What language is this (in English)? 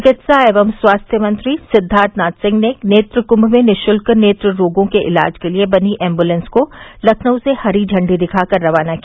Hindi